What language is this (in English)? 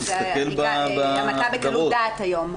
Hebrew